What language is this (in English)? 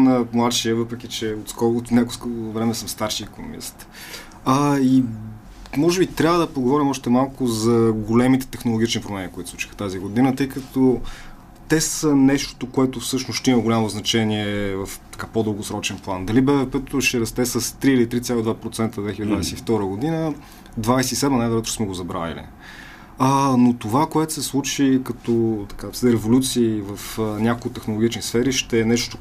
Bulgarian